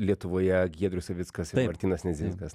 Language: Lithuanian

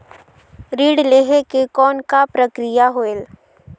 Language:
Chhattisgarhi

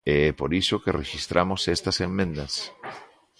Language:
Galician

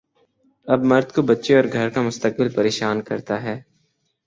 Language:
Urdu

